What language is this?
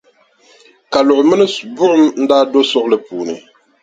Dagbani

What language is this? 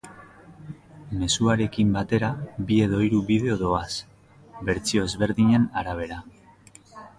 Basque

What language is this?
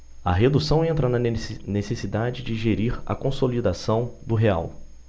Portuguese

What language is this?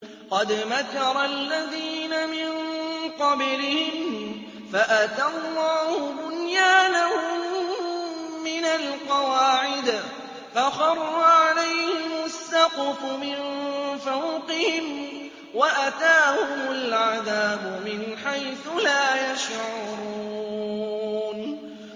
Arabic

